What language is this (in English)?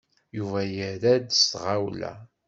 Kabyle